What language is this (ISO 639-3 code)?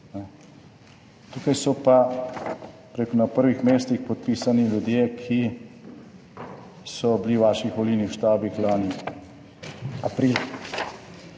slv